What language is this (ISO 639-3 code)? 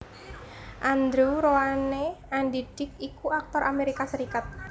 jav